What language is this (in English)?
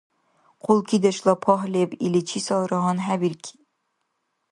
Dargwa